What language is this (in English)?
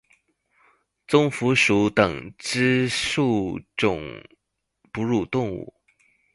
Chinese